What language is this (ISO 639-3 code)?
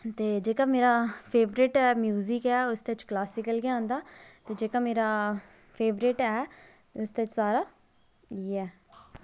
doi